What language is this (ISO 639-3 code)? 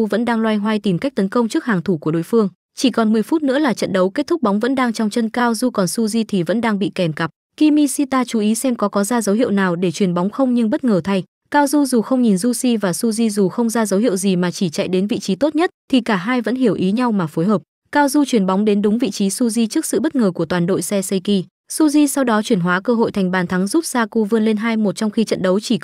vie